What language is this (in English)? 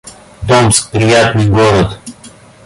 Russian